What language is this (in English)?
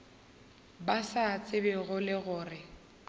Northern Sotho